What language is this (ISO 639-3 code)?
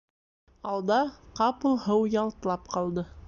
bak